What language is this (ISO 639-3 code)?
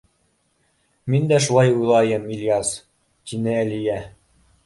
bak